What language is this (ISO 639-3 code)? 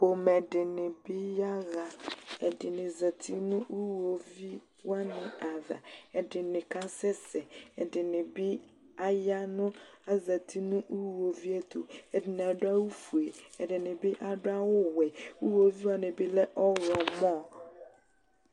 kpo